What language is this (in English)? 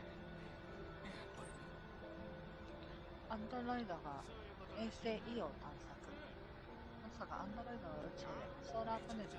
Japanese